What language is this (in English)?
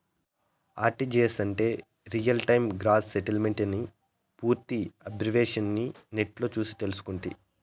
Telugu